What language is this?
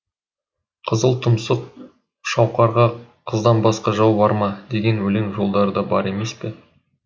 Kazakh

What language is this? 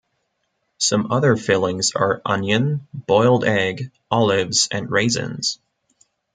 English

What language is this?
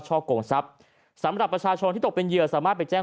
Thai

